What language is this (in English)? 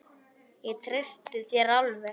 Icelandic